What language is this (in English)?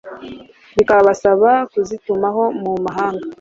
Kinyarwanda